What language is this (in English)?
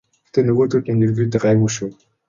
Mongolian